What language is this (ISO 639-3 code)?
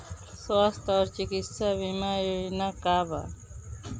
bho